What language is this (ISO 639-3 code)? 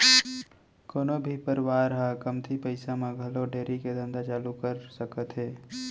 hne